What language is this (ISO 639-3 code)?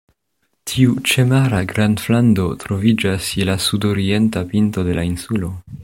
epo